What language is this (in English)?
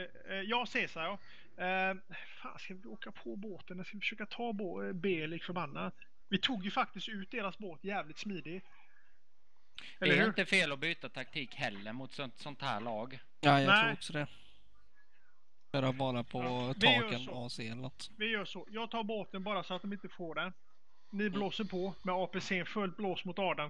Swedish